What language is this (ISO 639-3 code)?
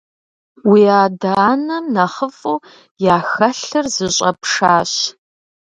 kbd